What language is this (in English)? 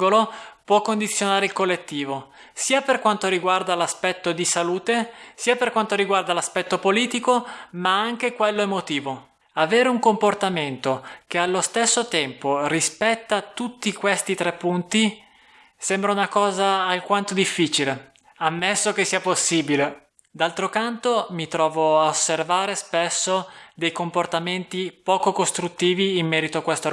Italian